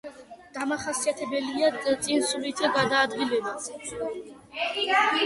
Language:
Georgian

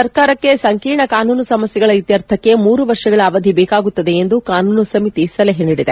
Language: Kannada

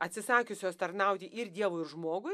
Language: Lithuanian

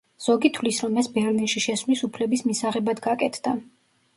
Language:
Georgian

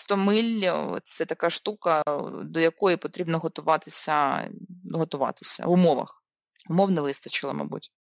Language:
Ukrainian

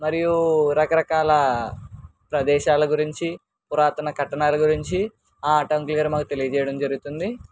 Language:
Telugu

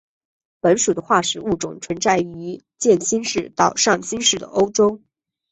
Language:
Chinese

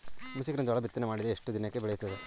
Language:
Kannada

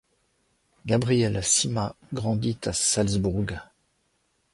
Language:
French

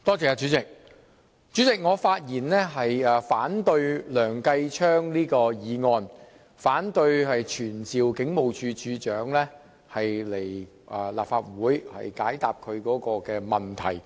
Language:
Cantonese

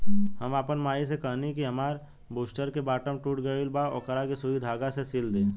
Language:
Bhojpuri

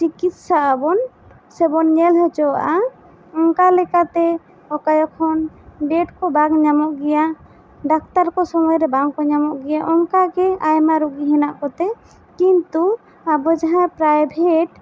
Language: Santali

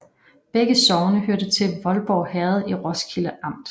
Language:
Danish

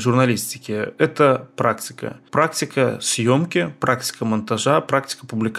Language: Russian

